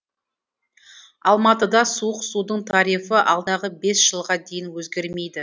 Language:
Kazakh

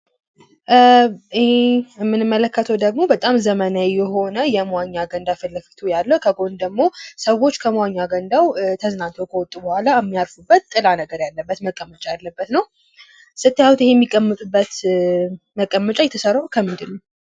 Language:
Amharic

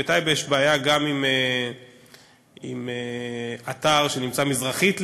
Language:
Hebrew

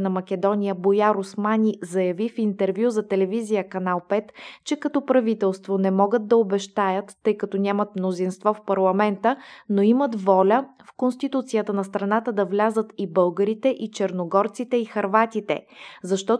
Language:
Bulgarian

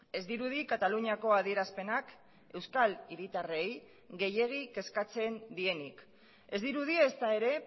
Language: Basque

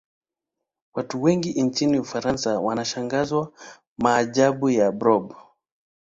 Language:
Swahili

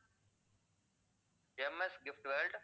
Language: Tamil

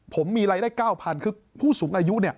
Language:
Thai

